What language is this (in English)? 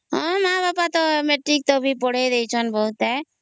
Odia